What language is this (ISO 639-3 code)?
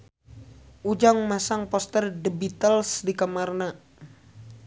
sun